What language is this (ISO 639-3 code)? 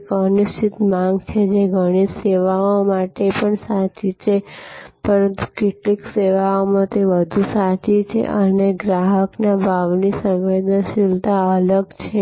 guj